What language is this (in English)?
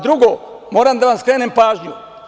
Serbian